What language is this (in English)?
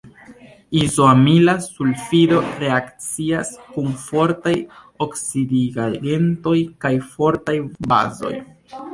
Esperanto